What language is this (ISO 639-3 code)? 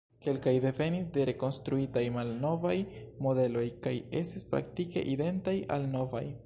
epo